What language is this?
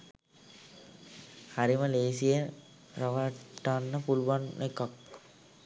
Sinhala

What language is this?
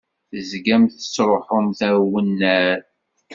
Kabyle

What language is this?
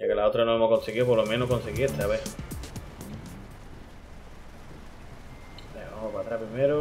Spanish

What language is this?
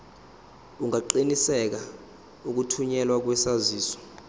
Zulu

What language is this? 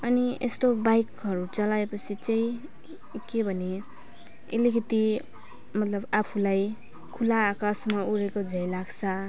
Nepali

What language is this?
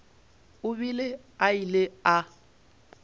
Northern Sotho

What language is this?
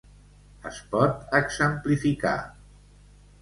Catalan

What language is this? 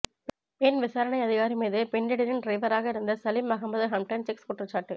Tamil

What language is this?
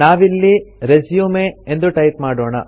Kannada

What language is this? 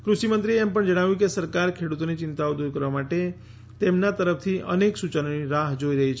Gujarati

